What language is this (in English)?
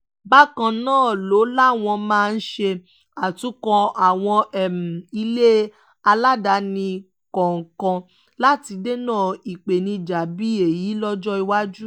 Yoruba